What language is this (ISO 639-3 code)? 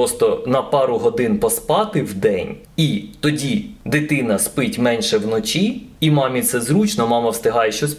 ukr